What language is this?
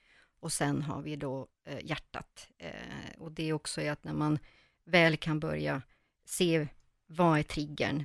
Swedish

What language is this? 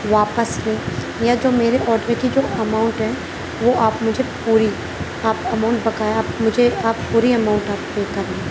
Urdu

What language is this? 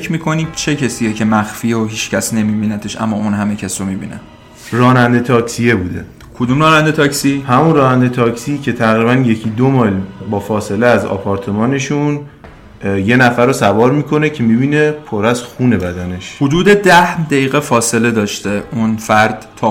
Persian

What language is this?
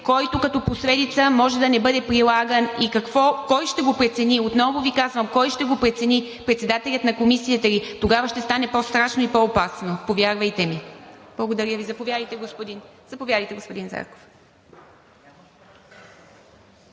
Bulgarian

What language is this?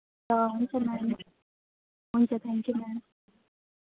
Nepali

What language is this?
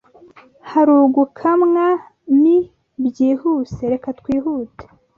Kinyarwanda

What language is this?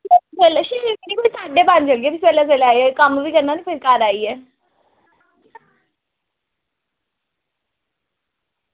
Dogri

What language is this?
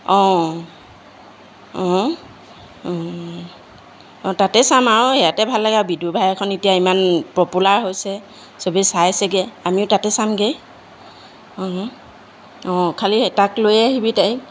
Assamese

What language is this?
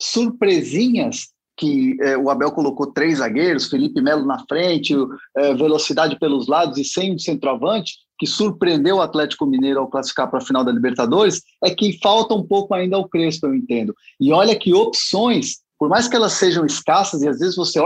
Portuguese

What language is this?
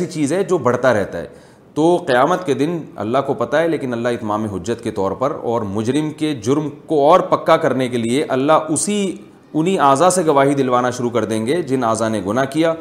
Urdu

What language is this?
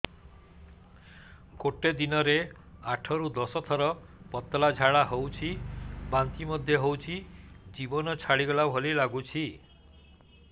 Odia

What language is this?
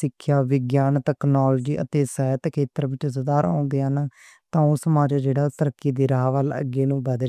Western Panjabi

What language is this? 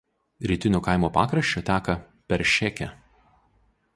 Lithuanian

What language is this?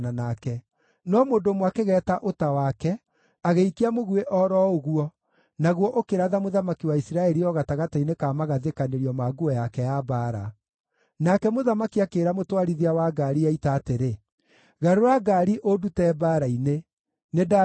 Kikuyu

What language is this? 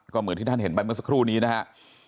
Thai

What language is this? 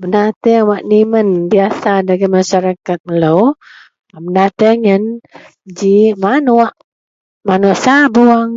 Central Melanau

